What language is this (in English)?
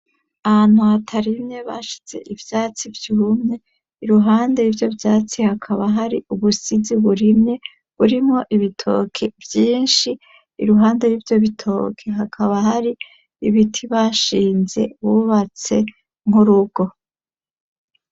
Rundi